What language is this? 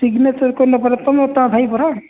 Odia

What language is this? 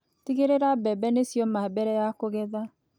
Kikuyu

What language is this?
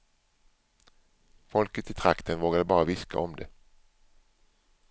Swedish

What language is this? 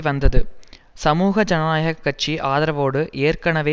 Tamil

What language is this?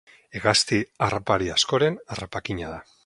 Basque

